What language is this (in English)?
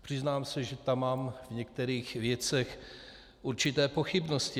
Czech